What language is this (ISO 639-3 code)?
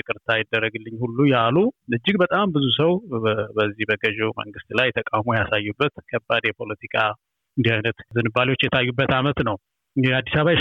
amh